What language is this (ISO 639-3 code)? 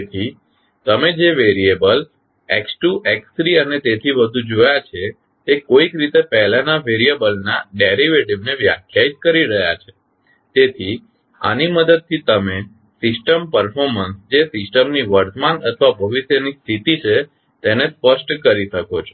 guj